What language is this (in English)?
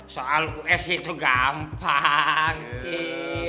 Indonesian